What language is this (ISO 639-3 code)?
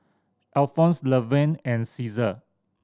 eng